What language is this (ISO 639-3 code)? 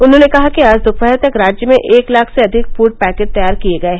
hin